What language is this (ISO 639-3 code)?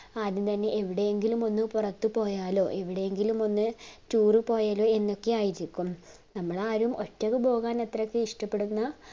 mal